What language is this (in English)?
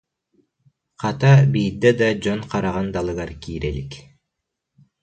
Yakut